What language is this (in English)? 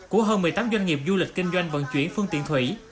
Vietnamese